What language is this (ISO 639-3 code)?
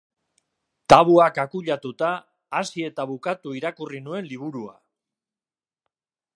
eus